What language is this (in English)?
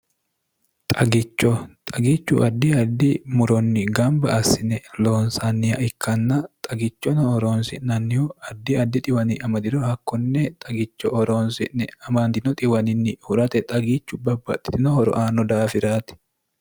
Sidamo